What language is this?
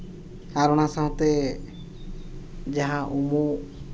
Santali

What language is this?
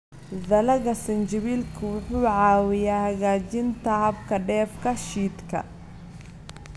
Somali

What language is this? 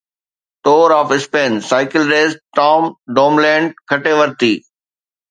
Sindhi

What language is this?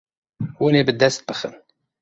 Kurdish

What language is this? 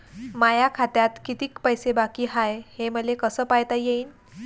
Marathi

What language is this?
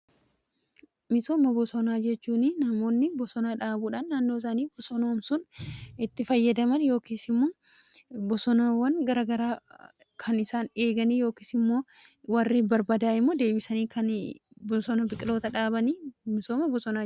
Oromo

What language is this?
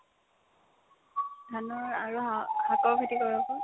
Assamese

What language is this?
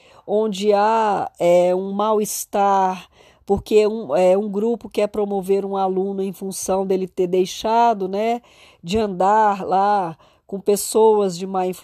Portuguese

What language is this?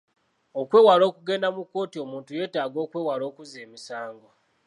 Ganda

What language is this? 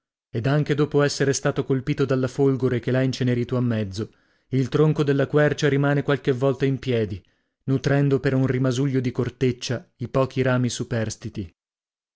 Italian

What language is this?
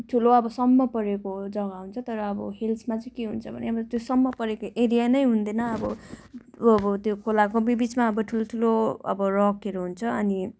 Nepali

